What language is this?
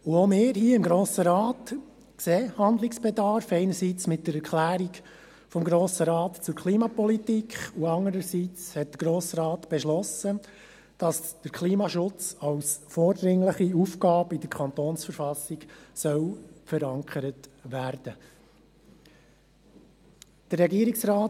Swiss German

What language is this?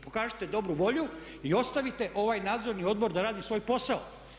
Croatian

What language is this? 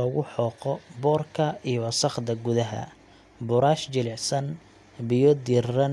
Somali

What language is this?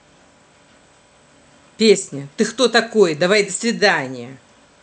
Russian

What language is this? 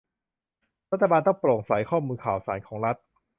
Thai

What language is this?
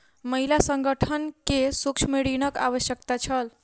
Maithili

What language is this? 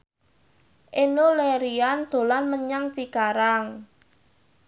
Javanese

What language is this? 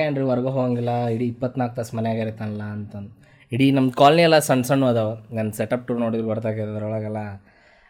Kannada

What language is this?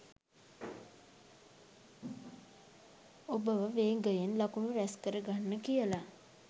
Sinhala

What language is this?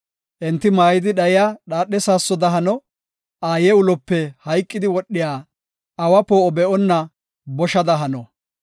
Gofa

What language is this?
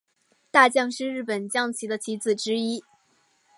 Chinese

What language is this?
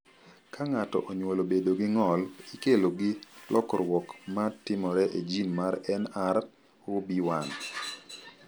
Luo (Kenya and Tanzania)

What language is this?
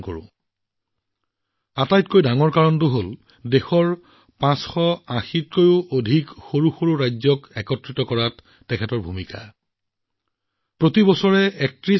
Assamese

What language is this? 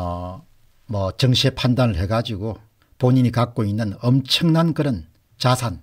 Korean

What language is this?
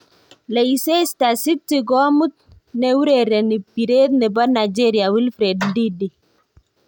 Kalenjin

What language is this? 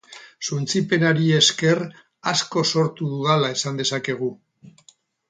Basque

